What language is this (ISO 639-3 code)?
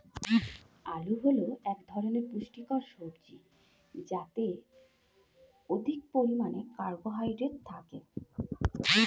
ben